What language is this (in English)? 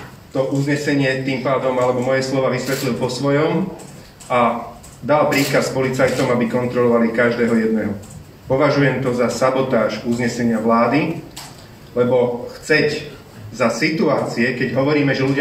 Slovak